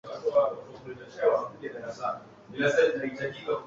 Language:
Swahili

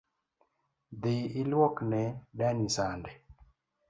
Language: Luo (Kenya and Tanzania)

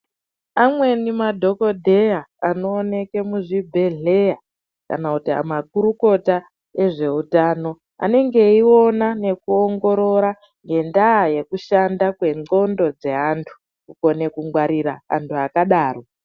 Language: Ndau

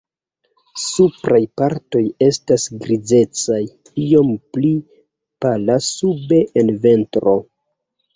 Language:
Esperanto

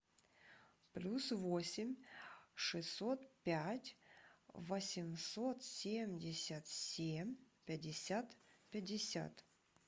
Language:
Russian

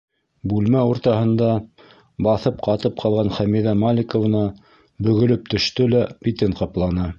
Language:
Bashkir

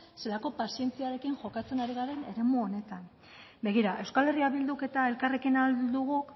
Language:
Basque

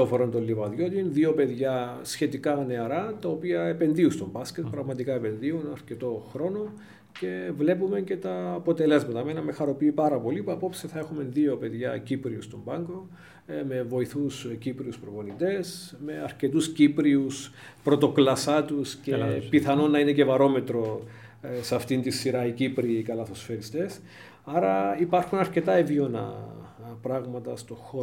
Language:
Greek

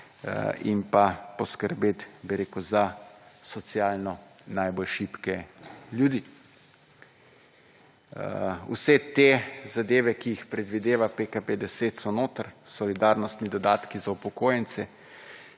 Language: Slovenian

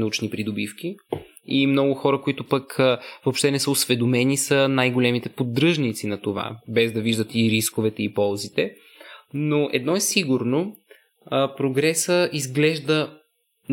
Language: Bulgarian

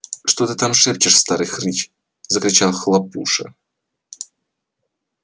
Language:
Russian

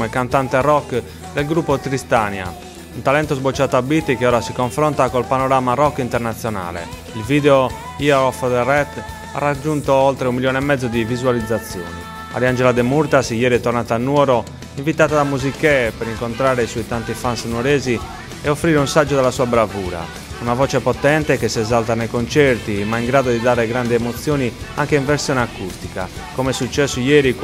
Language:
Italian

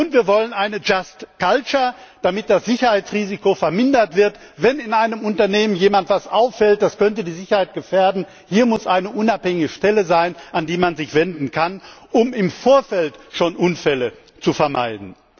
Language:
German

